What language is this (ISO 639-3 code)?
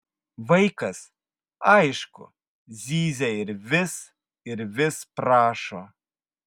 lit